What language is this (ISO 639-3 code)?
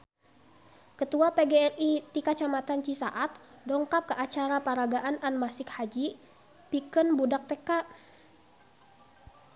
sun